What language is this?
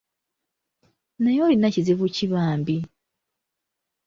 Ganda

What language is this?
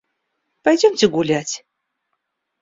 Russian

